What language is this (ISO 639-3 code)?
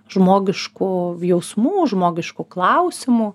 lit